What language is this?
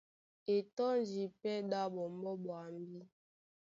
Duala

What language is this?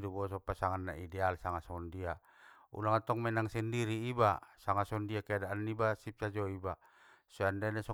Batak Mandailing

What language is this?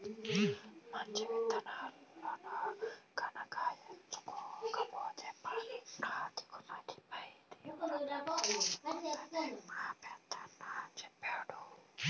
Telugu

